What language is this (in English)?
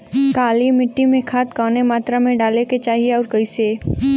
Bhojpuri